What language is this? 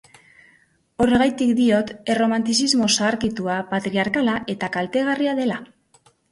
Basque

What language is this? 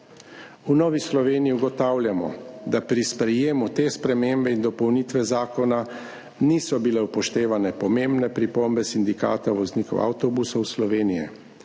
Slovenian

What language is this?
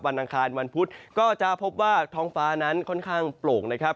Thai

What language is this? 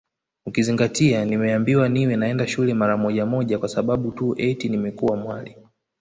Swahili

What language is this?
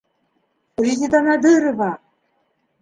Bashkir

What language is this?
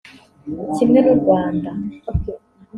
Kinyarwanda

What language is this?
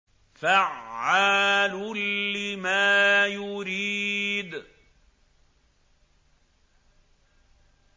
Arabic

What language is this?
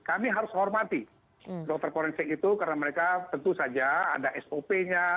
Indonesian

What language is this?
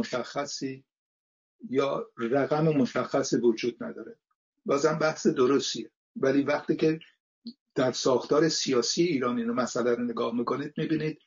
Persian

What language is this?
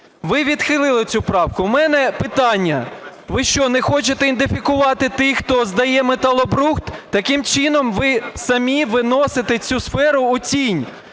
Ukrainian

